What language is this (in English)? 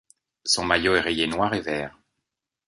French